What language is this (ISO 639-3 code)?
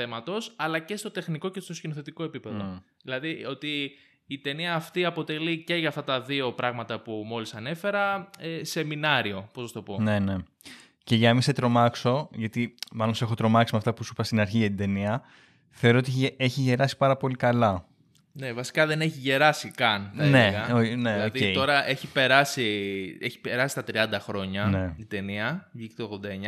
ell